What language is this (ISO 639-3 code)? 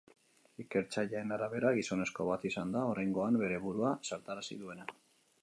eus